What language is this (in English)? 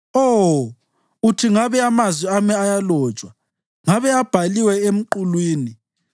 North Ndebele